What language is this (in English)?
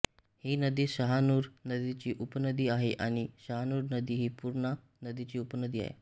Marathi